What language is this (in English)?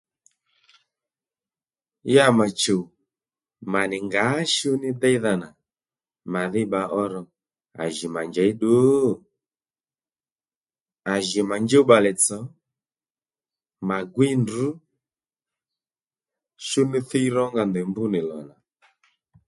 Lendu